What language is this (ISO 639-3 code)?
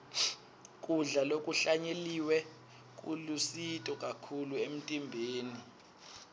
ssw